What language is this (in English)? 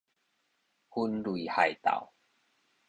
Min Nan Chinese